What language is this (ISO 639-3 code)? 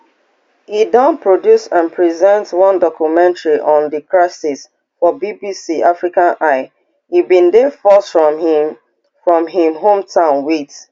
pcm